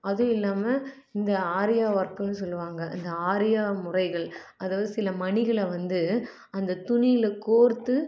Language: Tamil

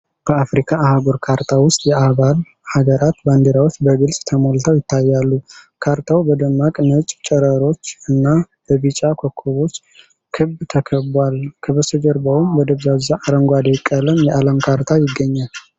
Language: Amharic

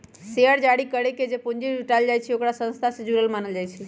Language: Magahi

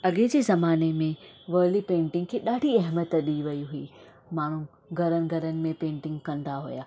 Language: Sindhi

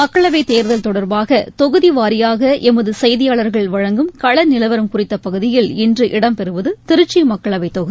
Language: Tamil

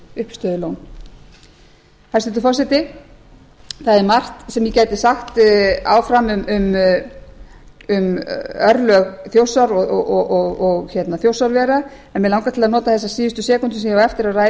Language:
Icelandic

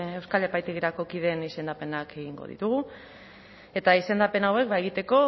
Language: Basque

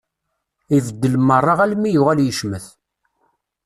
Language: Kabyle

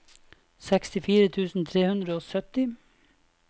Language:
Norwegian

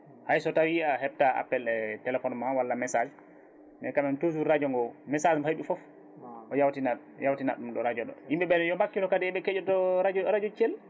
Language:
Fula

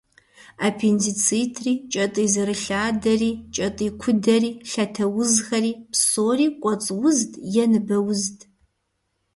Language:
Kabardian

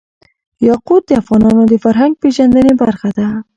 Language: Pashto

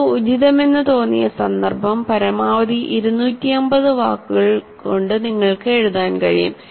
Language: Malayalam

